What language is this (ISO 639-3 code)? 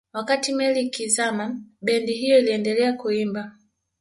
swa